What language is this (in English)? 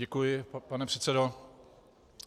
Czech